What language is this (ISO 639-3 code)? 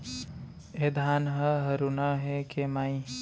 hne